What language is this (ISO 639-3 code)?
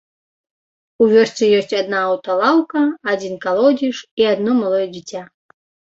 bel